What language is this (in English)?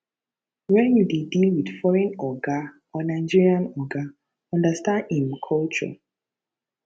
Nigerian Pidgin